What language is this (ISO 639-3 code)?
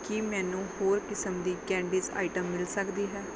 pan